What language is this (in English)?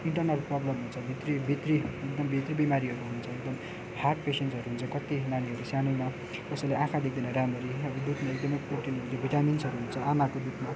Nepali